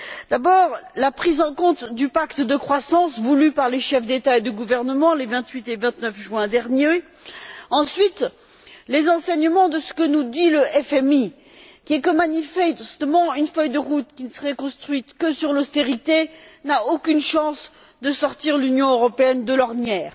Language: French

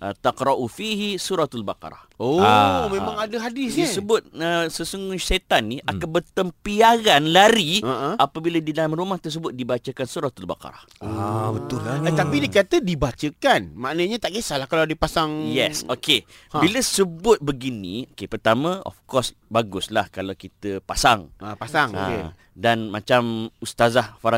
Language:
Malay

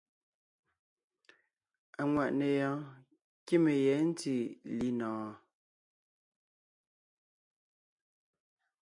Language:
Ngiemboon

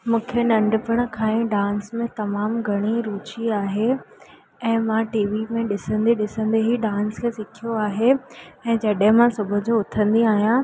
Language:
Sindhi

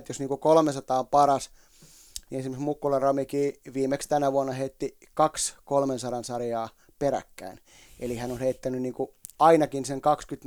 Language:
Finnish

